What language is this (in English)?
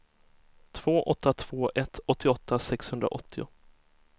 Swedish